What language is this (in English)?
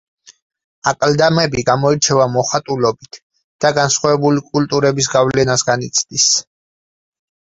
Georgian